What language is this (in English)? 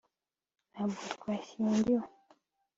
Kinyarwanda